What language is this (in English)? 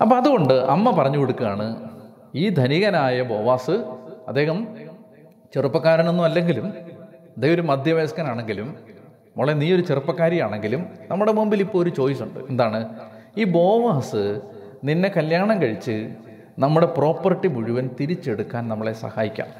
Malayalam